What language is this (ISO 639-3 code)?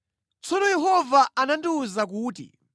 nya